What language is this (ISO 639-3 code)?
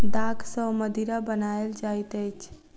mai